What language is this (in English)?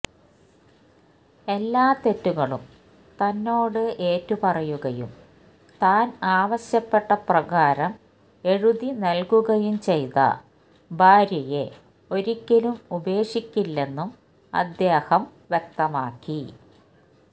Malayalam